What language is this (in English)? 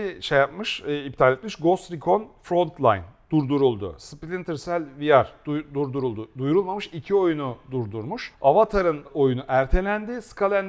Turkish